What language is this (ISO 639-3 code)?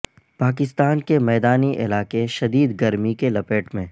urd